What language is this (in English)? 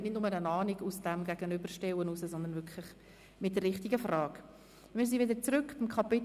Swiss German